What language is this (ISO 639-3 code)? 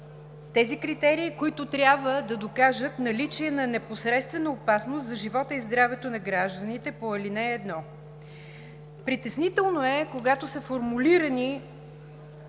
bul